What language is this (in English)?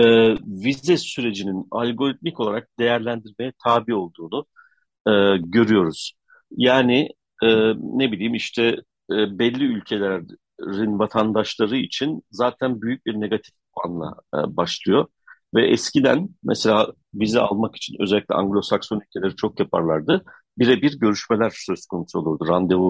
Turkish